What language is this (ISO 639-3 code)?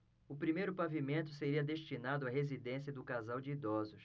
por